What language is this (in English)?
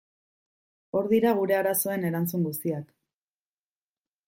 Basque